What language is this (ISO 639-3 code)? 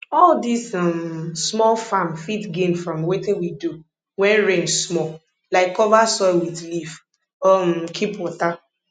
pcm